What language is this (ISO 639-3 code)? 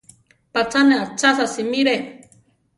tar